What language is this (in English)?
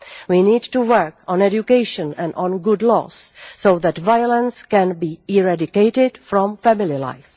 English